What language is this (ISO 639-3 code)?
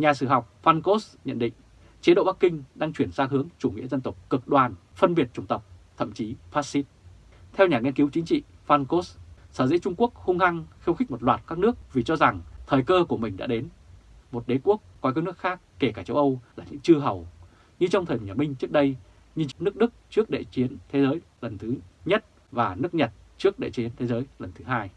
vie